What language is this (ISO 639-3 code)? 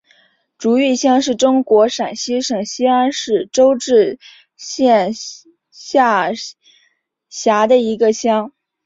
zho